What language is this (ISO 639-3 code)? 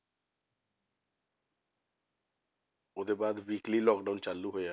pan